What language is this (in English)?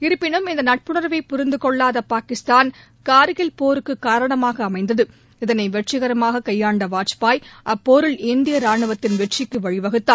Tamil